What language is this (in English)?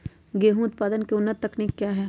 Magahi